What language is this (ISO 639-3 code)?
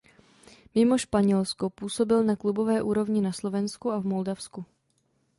ces